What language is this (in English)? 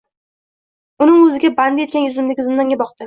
Uzbek